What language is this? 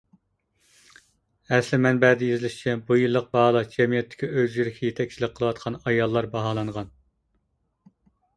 Uyghur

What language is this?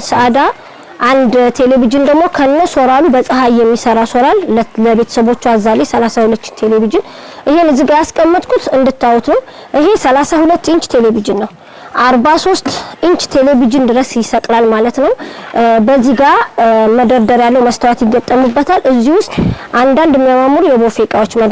Amharic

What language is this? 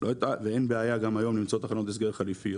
Hebrew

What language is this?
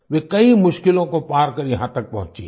Hindi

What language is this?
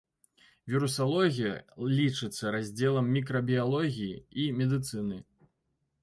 Belarusian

